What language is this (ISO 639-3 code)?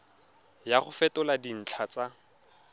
tsn